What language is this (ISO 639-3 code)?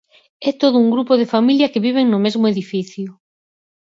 glg